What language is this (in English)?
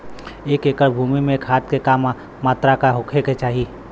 Bhojpuri